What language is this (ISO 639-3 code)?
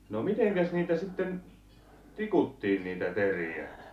fin